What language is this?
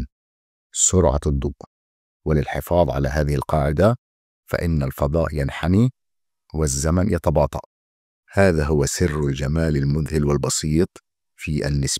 Arabic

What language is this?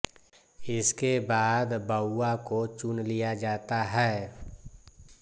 Hindi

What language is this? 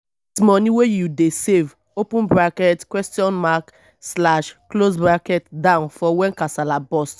Nigerian Pidgin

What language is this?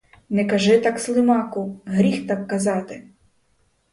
Ukrainian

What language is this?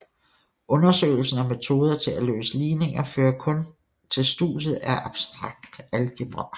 Danish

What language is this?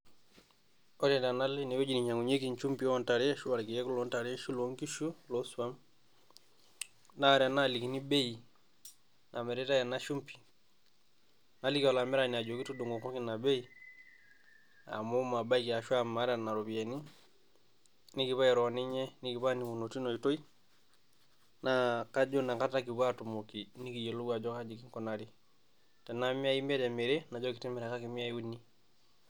Masai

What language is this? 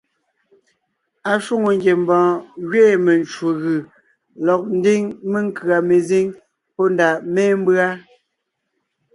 Ngiemboon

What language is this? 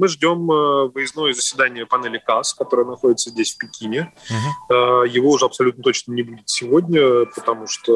Russian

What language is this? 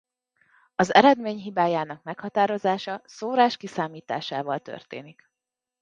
Hungarian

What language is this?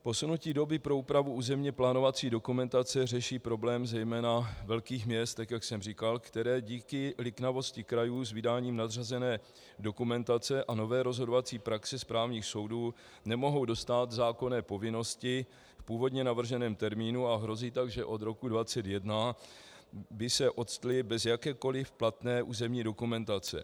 Czech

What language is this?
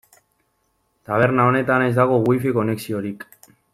Basque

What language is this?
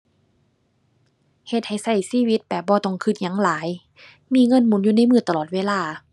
Thai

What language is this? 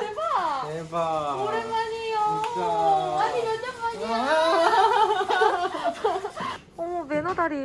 Korean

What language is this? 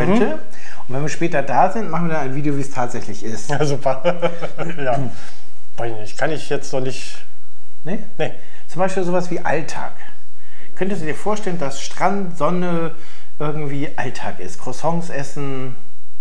German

